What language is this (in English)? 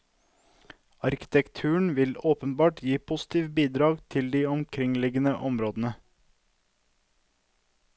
Norwegian